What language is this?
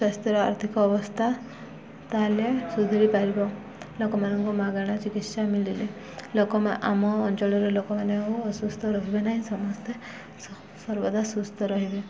Odia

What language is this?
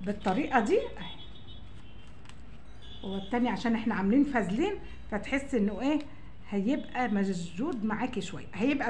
Arabic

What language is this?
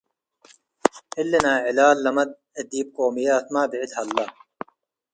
Tigre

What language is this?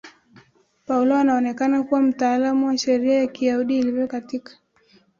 Swahili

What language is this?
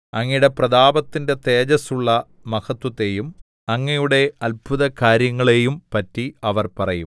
Malayalam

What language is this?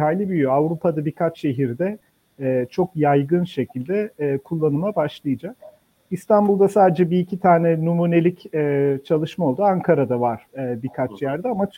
Turkish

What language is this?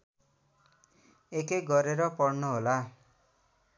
Nepali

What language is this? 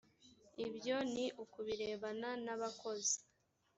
Kinyarwanda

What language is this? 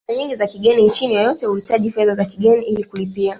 Swahili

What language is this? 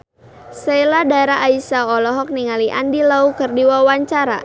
Sundanese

